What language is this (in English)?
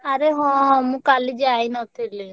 Odia